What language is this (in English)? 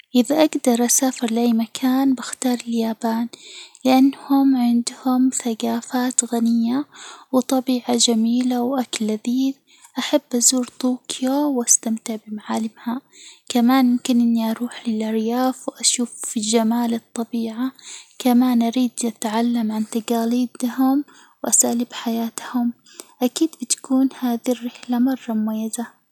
Hijazi Arabic